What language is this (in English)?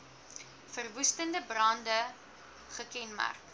Afrikaans